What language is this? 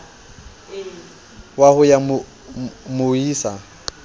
Southern Sotho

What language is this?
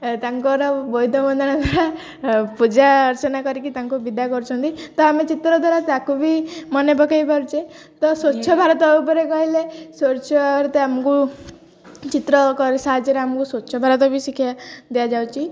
Odia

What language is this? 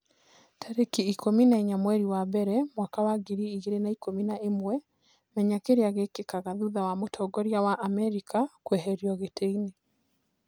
Kikuyu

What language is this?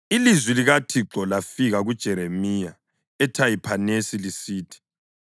North Ndebele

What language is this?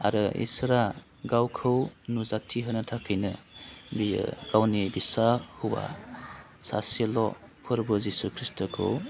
Bodo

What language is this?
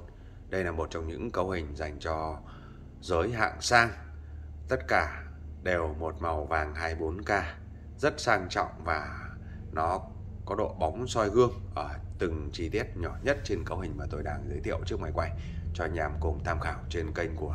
Vietnamese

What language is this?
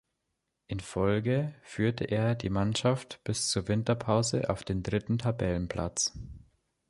German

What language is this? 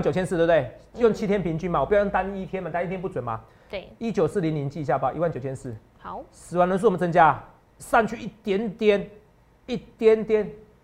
Chinese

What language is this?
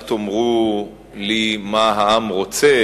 Hebrew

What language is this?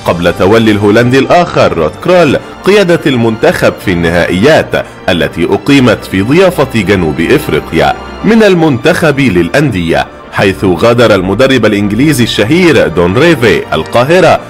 Arabic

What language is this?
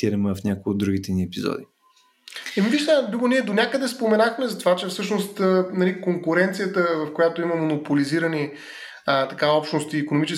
Bulgarian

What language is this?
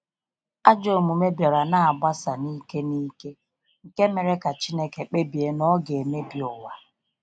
Igbo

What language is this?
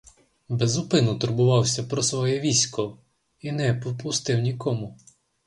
Ukrainian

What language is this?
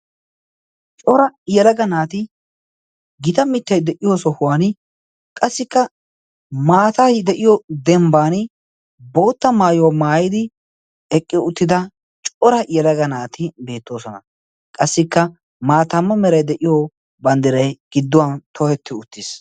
Wolaytta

